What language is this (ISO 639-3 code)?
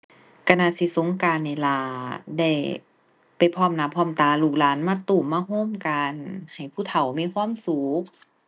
tha